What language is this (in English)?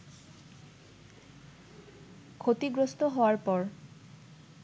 Bangla